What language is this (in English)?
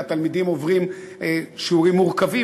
Hebrew